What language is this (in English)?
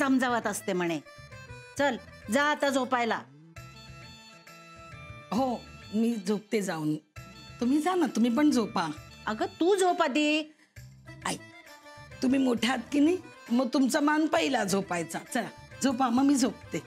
Marathi